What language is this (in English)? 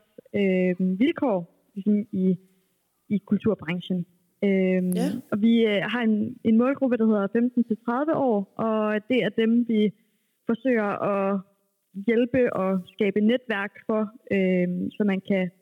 Danish